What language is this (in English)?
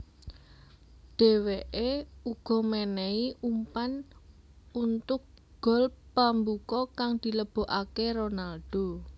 Javanese